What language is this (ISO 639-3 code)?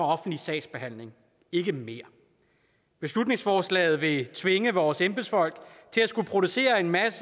dan